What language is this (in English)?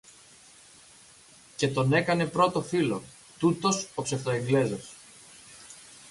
Greek